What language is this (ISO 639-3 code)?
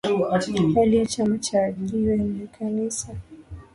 swa